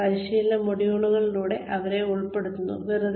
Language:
Malayalam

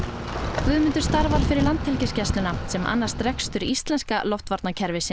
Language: Icelandic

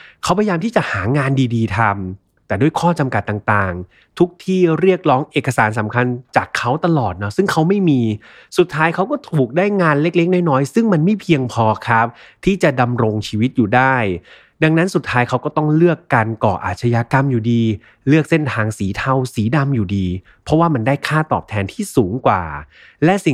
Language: Thai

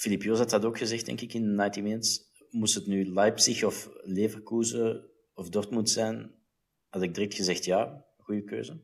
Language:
Dutch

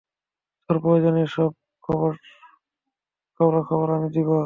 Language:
Bangla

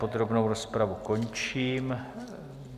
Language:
Czech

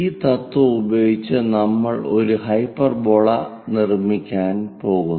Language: Malayalam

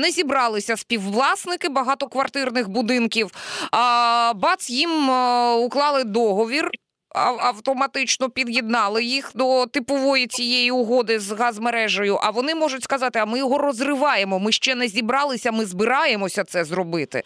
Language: Ukrainian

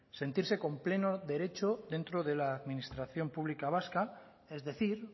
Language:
Spanish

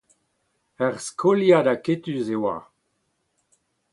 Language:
Breton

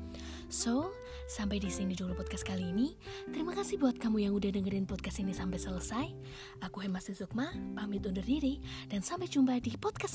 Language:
Indonesian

